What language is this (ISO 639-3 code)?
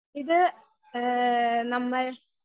mal